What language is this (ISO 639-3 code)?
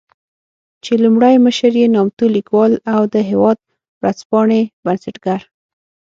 pus